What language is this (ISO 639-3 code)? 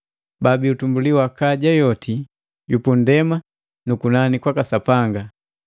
mgv